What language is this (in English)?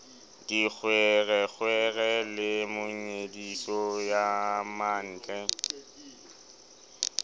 Southern Sotho